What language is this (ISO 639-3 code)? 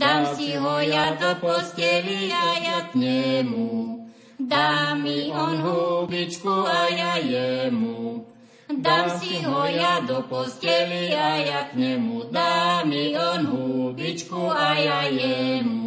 slk